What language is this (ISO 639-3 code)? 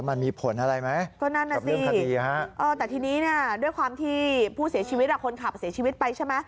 tha